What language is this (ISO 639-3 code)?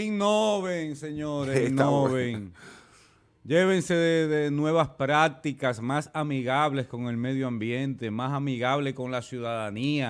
spa